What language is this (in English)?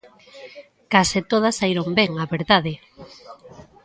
Galician